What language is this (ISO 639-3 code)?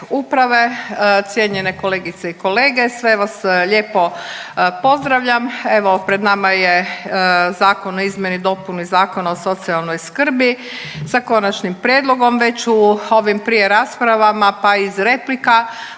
hrv